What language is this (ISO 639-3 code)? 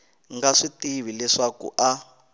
tso